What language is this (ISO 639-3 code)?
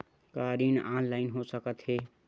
hne